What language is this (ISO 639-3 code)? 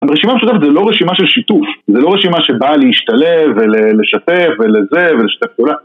heb